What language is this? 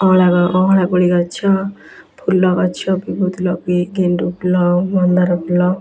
Odia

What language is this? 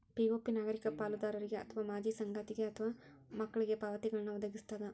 Kannada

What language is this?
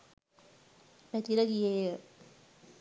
Sinhala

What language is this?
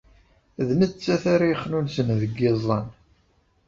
Kabyle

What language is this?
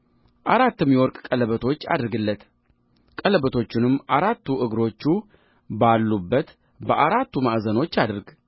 Amharic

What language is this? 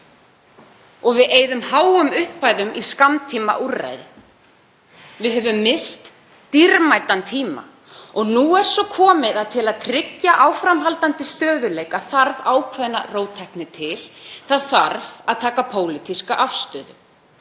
Icelandic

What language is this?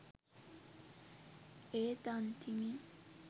Sinhala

